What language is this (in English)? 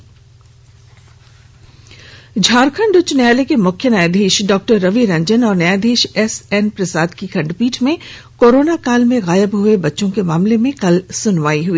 Hindi